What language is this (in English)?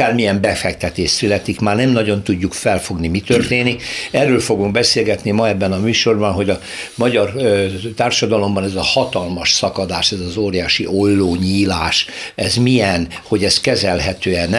Hungarian